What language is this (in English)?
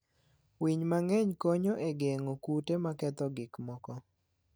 Luo (Kenya and Tanzania)